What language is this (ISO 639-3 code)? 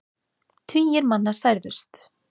isl